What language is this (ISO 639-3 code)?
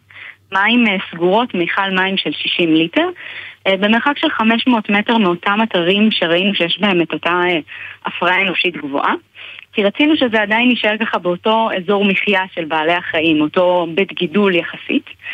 heb